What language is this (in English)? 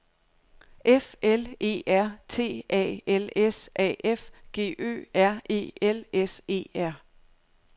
Danish